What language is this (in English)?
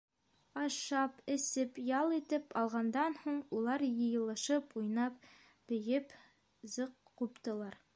Bashkir